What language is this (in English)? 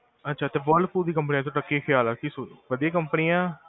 Punjabi